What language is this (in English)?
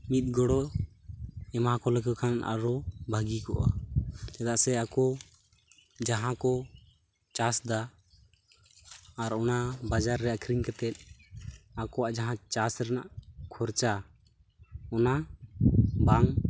Santali